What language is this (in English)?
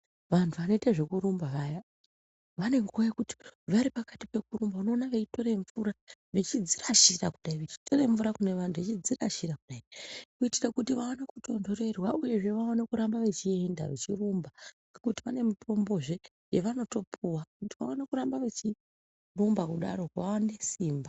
Ndau